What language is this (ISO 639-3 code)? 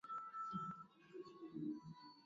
swa